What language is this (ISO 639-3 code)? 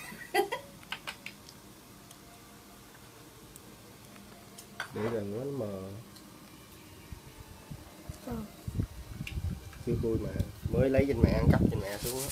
vie